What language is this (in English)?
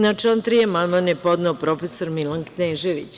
Serbian